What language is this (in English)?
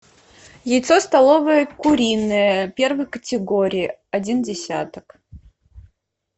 Russian